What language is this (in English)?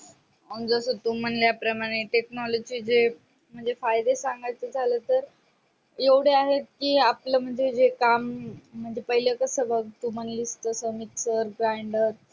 Marathi